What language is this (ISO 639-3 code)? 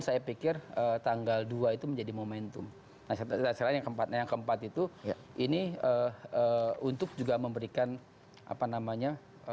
ind